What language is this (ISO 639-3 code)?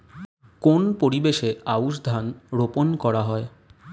ben